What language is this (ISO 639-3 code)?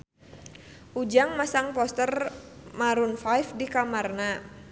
sun